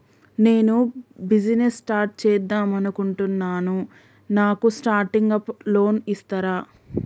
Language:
Telugu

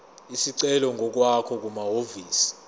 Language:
Zulu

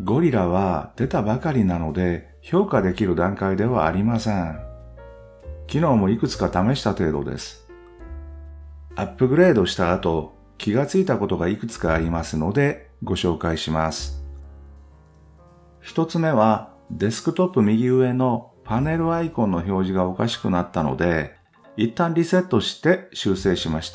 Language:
Japanese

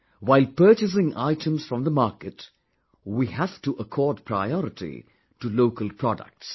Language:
English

